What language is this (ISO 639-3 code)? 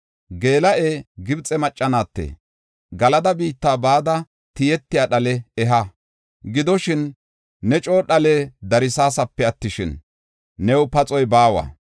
gof